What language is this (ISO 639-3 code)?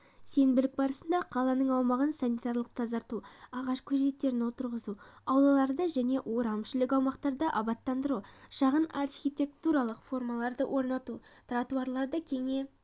kaz